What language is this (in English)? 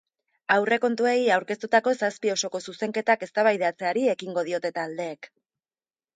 Basque